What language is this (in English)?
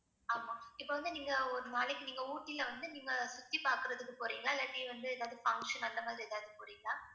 Tamil